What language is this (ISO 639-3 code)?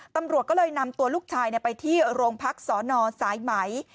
tha